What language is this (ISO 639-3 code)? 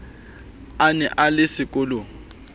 sot